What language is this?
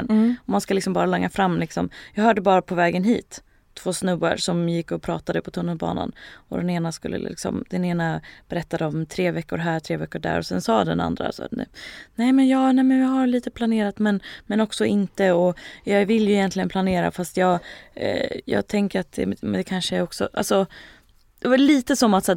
Swedish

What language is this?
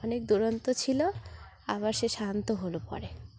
Bangla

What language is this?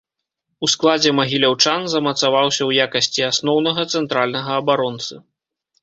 Belarusian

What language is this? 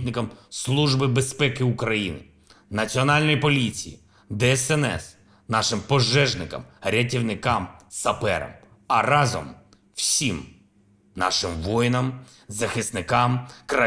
Ukrainian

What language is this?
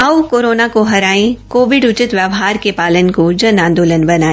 Hindi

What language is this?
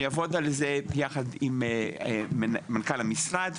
Hebrew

